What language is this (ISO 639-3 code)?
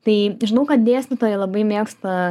lit